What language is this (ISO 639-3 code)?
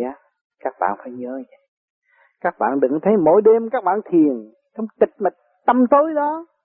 vie